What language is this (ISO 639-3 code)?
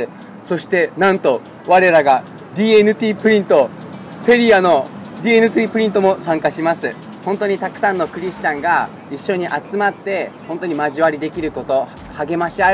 jpn